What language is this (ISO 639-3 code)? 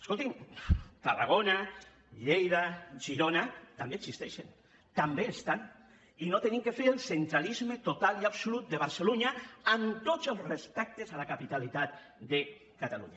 cat